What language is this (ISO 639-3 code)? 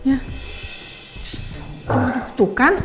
ind